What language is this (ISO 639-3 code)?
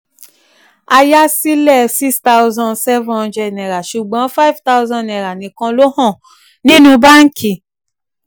yor